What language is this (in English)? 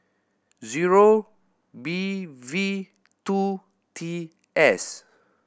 English